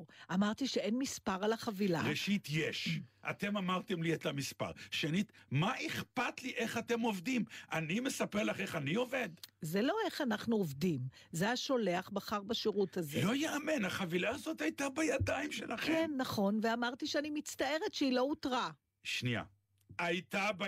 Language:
Hebrew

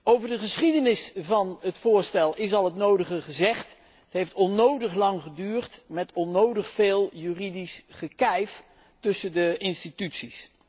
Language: Dutch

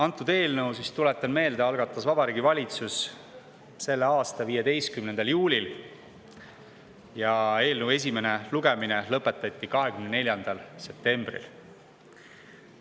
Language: Estonian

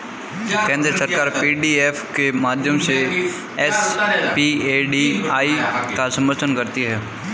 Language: Hindi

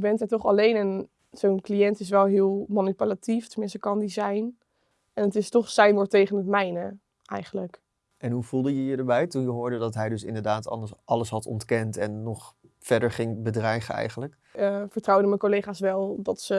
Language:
Dutch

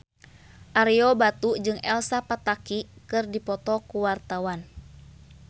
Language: Sundanese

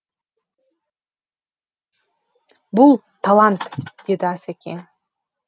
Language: Kazakh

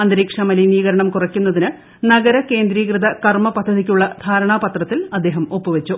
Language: Malayalam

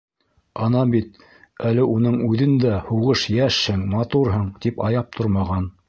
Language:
Bashkir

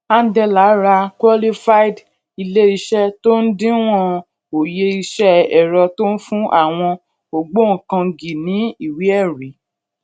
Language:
Yoruba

